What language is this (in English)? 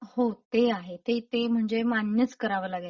Marathi